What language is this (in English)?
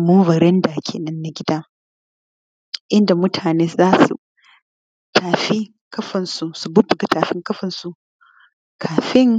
Hausa